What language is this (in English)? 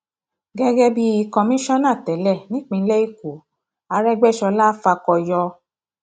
Yoruba